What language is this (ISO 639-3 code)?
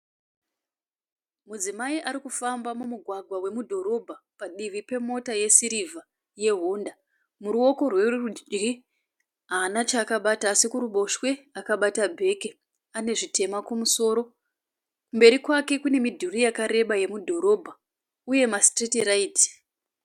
sna